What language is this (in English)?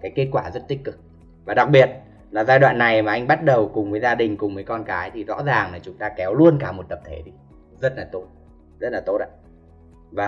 Vietnamese